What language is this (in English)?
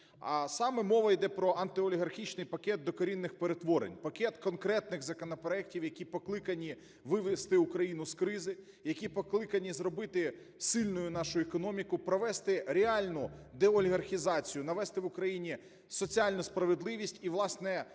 Ukrainian